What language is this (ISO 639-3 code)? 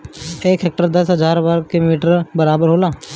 bho